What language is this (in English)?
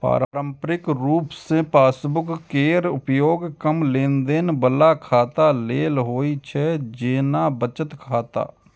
Maithili